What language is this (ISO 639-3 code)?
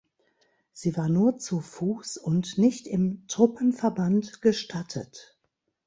deu